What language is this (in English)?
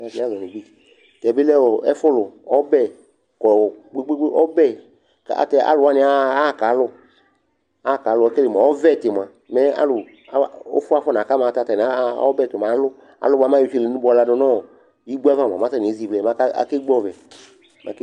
Ikposo